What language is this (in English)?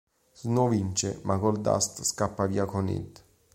Italian